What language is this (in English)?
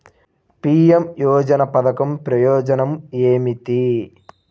Telugu